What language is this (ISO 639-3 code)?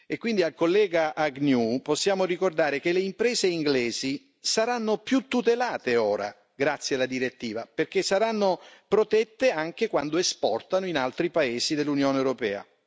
ita